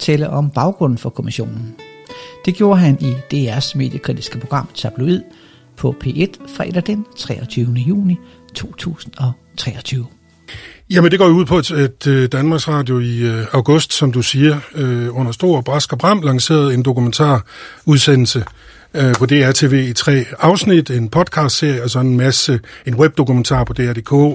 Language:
Danish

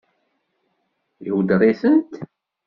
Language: Kabyle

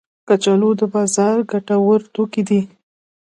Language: Pashto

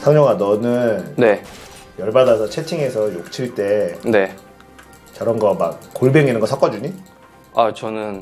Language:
Korean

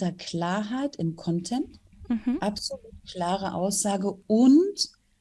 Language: German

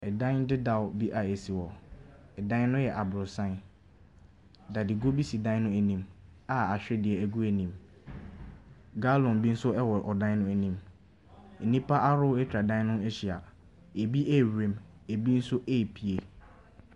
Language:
Akan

